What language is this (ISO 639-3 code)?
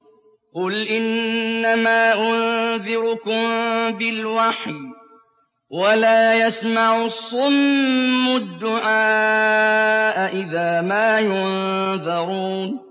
ara